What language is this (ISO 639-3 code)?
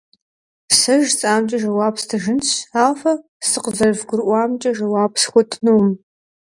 kbd